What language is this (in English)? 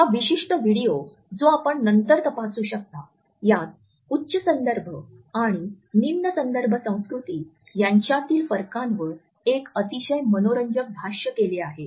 Marathi